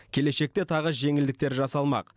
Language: Kazakh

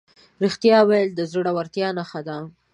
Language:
Pashto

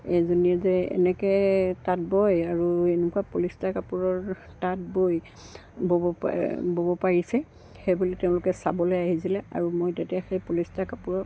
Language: Assamese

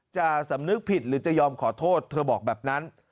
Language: Thai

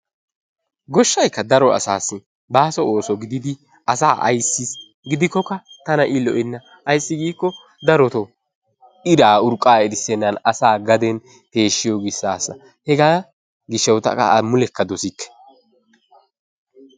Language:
Wolaytta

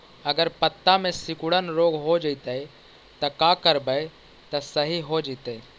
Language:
Magahi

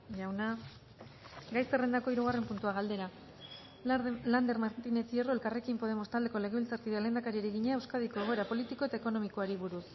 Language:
Basque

